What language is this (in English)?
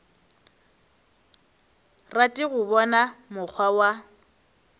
Northern Sotho